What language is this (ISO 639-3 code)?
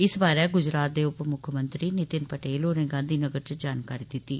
doi